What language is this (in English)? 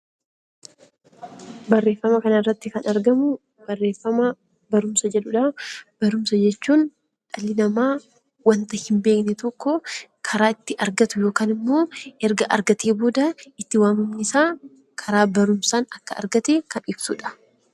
Oromo